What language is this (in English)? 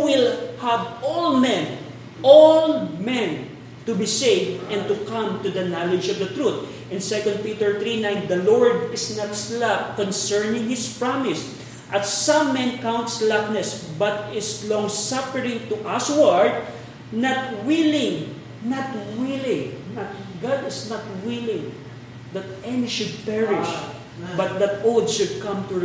Filipino